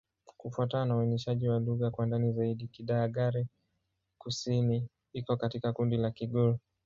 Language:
Swahili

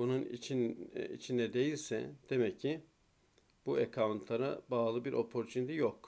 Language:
Turkish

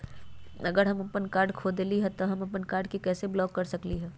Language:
Magahi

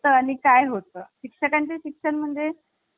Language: Marathi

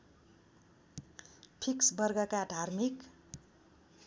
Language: Nepali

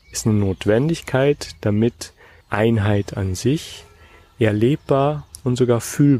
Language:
German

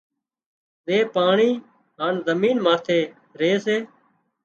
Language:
Wadiyara Koli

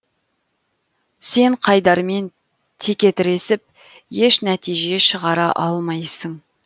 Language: Kazakh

